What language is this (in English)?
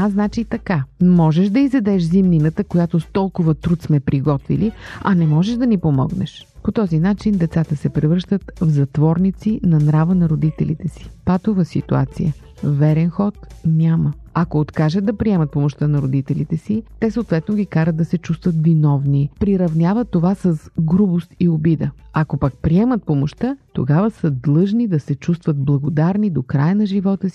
Bulgarian